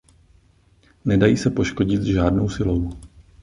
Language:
Czech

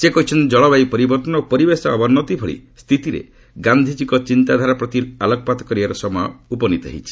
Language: Odia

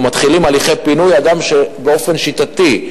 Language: Hebrew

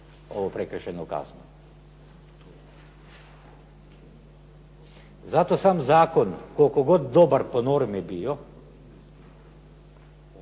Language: Croatian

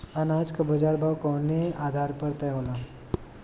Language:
Bhojpuri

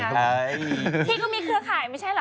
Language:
Thai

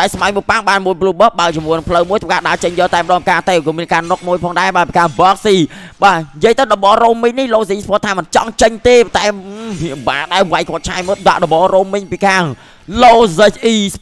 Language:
Thai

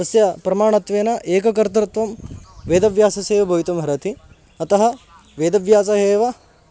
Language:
Sanskrit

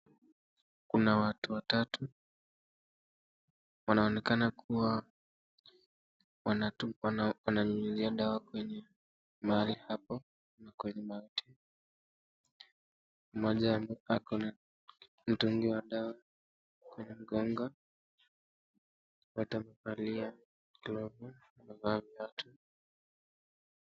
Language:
Swahili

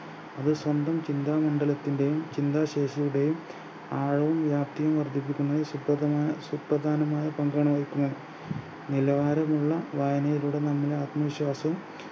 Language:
Malayalam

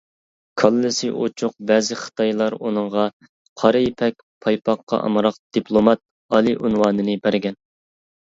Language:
Uyghur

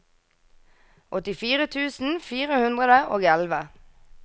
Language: Norwegian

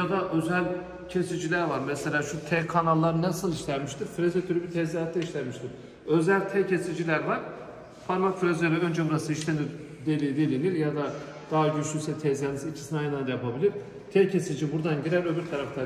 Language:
Turkish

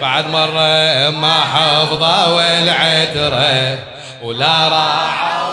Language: Arabic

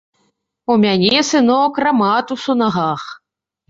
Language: Belarusian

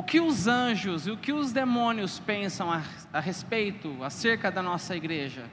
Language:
Portuguese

